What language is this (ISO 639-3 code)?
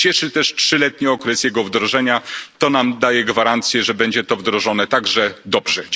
pol